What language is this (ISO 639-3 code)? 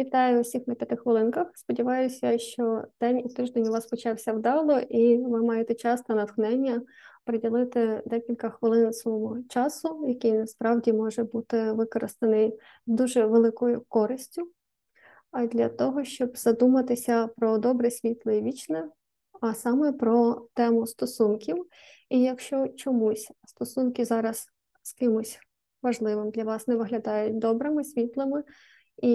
ukr